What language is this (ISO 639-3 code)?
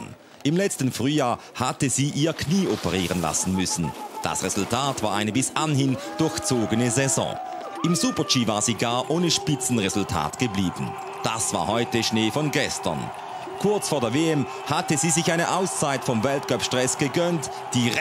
deu